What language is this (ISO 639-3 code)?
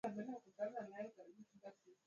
swa